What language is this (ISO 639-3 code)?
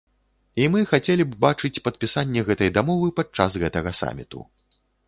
bel